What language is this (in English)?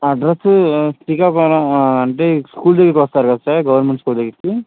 Telugu